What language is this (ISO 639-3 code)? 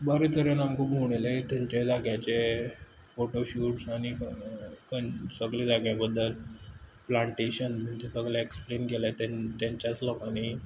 kok